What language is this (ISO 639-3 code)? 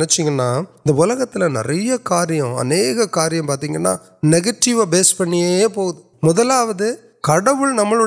urd